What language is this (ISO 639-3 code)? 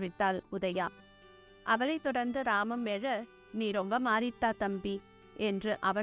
tam